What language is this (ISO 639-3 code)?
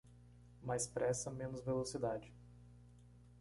por